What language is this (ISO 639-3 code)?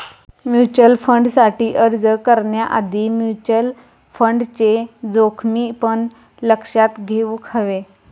mar